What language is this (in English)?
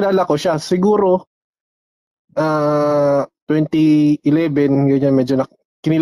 Filipino